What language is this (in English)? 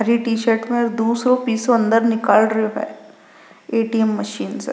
Rajasthani